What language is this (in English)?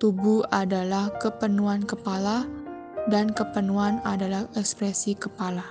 Indonesian